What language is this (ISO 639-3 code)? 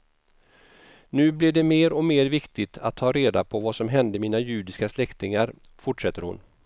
swe